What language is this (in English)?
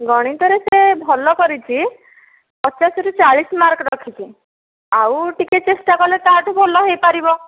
Odia